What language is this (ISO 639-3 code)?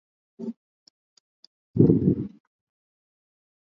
swa